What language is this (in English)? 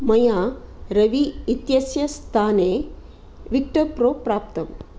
Sanskrit